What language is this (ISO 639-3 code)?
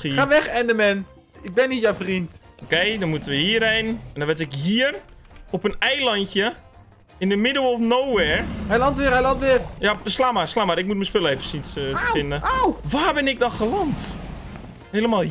nld